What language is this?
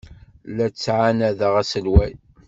Kabyle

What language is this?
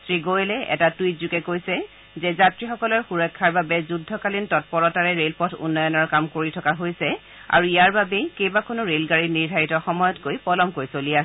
Assamese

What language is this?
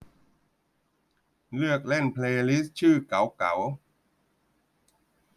Thai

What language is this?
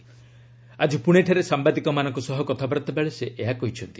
Odia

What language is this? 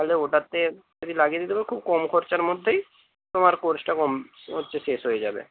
Bangla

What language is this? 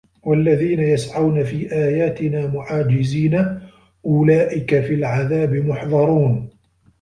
Arabic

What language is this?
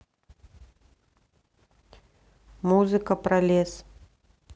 Russian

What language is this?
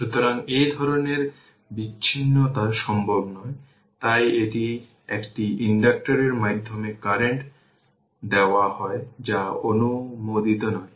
Bangla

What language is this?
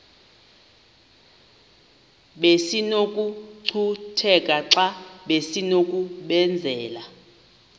Xhosa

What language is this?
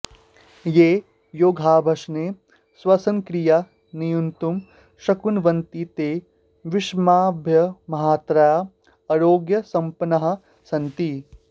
Sanskrit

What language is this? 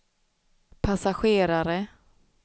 Swedish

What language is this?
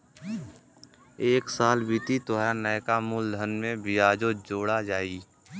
Bhojpuri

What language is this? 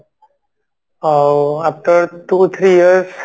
Odia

